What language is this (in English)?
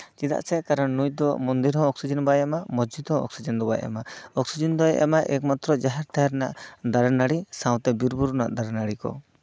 Santali